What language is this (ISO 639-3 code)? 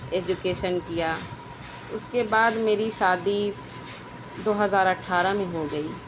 urd